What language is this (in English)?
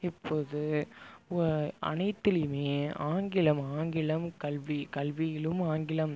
Tamil